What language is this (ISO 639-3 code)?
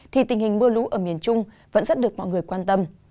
vie